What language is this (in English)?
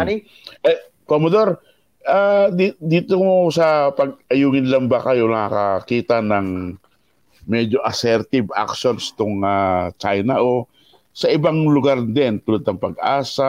Filipino